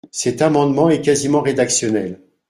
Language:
French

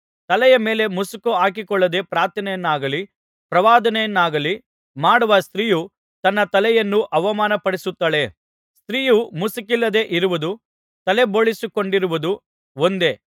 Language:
Kannada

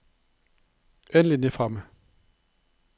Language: Norwegian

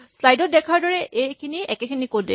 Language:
Assamese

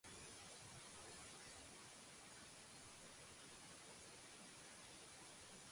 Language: Georgian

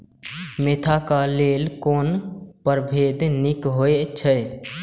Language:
Maithili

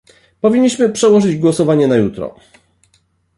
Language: Polish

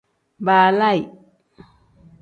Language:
Tem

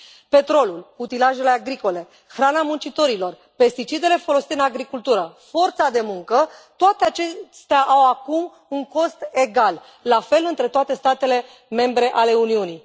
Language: Romanian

